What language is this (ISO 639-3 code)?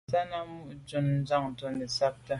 byv